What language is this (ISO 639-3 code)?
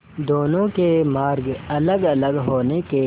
hin